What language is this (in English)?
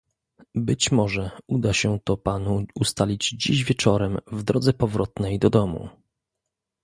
Polish